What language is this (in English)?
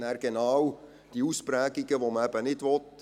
Swiss German